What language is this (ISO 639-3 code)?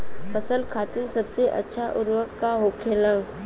bho